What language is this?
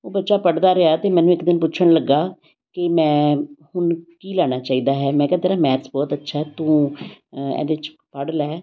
Punjabi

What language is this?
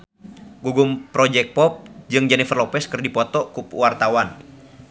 Sundanese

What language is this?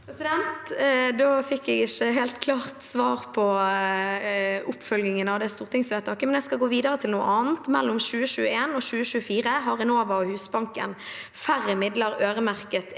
Norwegian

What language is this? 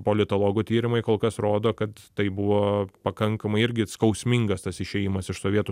Lithuanian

